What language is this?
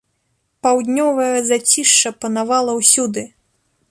Belarusian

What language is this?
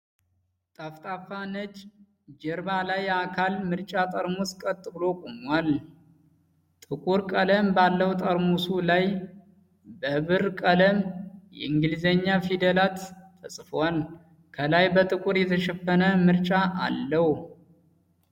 Amharic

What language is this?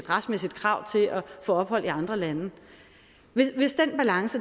Danish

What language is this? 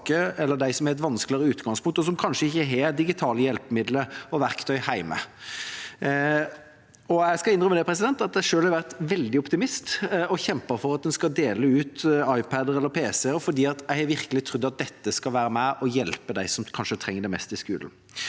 Norwegian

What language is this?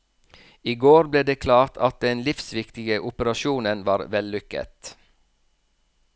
Norwegian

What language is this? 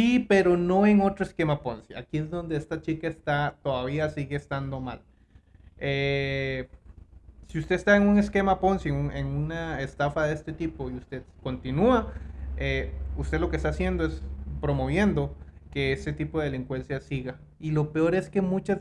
Spanish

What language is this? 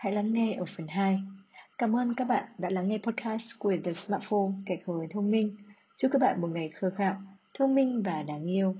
Vietnamese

